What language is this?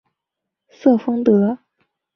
Chinese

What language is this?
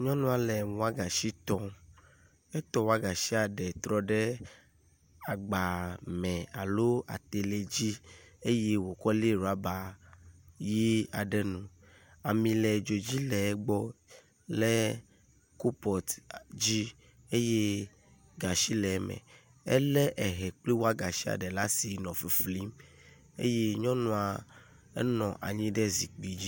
Ewe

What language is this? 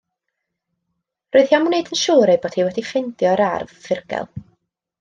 Welsh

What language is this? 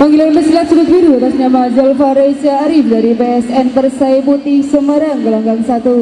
Indonesian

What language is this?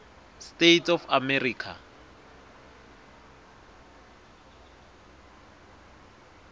Swati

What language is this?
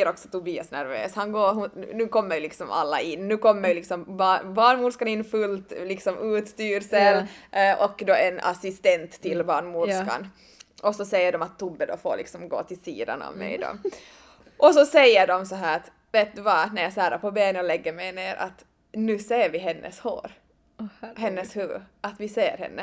Swedish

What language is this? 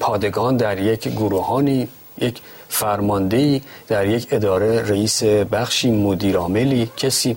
Persian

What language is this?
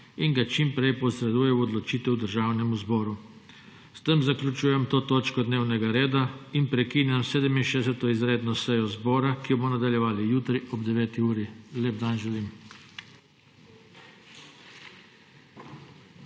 Slovenian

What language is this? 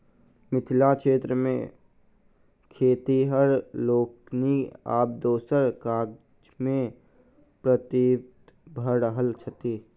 Maithili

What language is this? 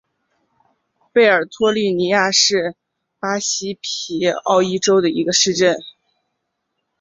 Chinese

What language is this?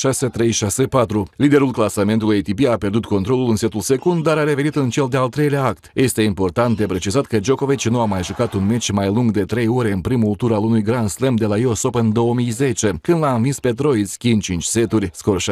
Romanian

